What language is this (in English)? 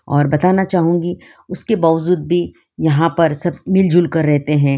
Hindi